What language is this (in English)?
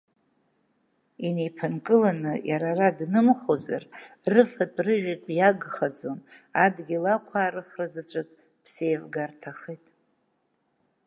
Abkhazian